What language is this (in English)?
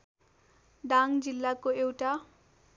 Nepali